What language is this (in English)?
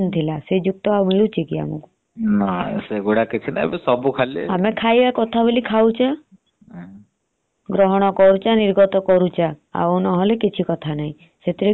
Odia